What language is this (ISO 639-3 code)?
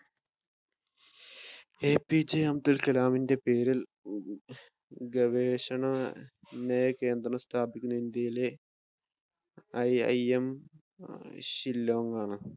mal